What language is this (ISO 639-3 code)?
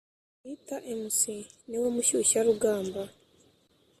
kin